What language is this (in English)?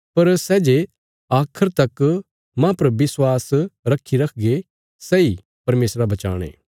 Bilaspuri